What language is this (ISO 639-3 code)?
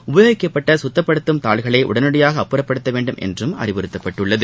tam